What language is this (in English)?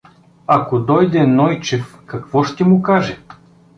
Bulgarian